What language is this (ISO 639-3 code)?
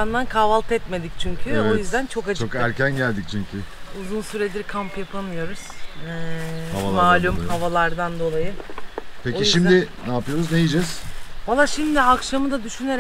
tur